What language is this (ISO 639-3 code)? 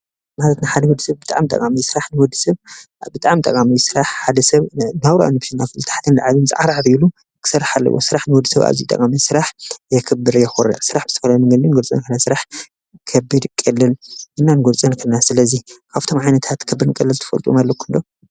tir